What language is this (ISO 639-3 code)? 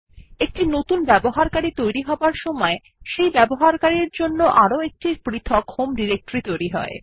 ben